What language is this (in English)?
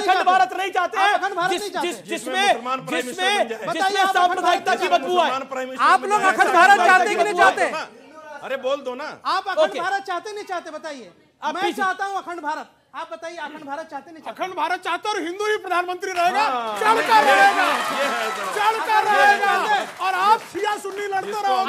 Hindi